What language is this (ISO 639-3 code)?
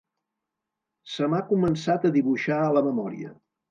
cat